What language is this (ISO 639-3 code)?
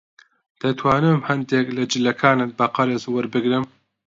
ckb